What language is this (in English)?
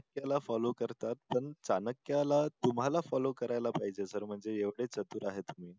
Marathi